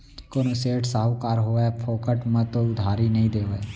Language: Chhattisgarhi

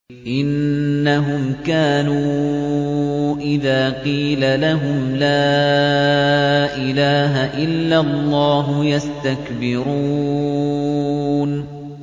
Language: Arabic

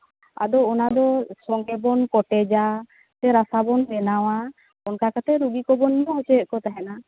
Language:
Santali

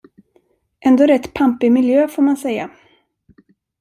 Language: Swedish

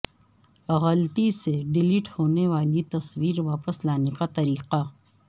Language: Urdu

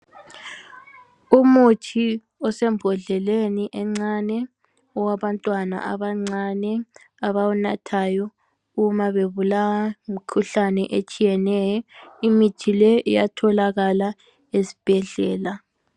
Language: North Ndebele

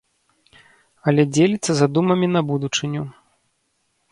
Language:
Belarusian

